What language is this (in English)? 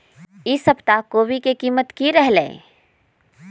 Magahi